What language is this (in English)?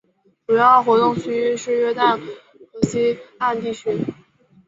Chinese